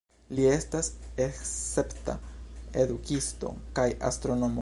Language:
Esperanto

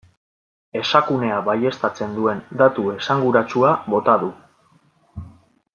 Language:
Basque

